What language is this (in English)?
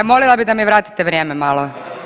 Croatian